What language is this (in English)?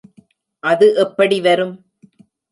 Tamil